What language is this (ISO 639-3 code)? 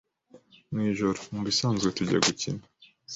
kin